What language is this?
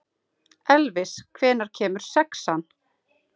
Icelandic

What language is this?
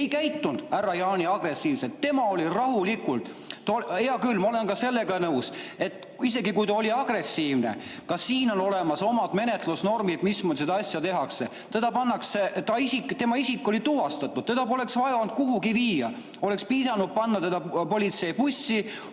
Estonian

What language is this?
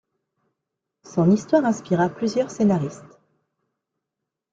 French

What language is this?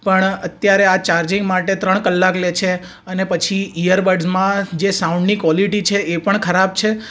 Gujarati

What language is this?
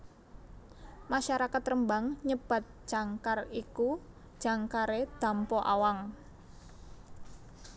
Javanese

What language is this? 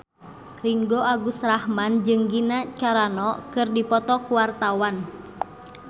Sundanese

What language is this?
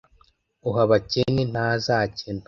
Kinyarwanda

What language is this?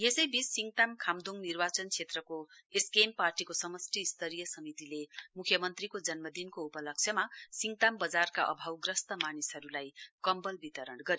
Nepali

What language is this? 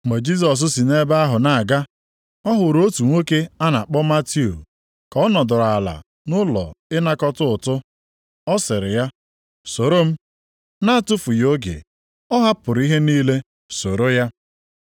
Igbo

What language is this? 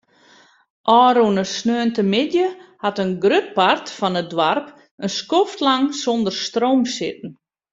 Western Frisian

